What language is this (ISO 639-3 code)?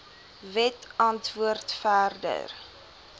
afr